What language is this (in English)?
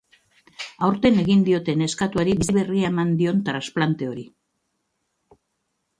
Basque